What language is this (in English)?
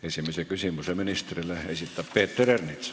Estonian